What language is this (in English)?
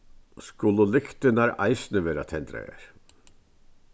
Faroese